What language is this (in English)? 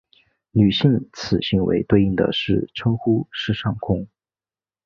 Chinese